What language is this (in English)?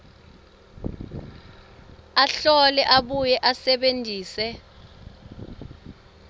Swati